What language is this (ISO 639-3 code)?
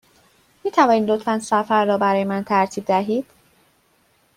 fas